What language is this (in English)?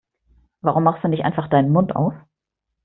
German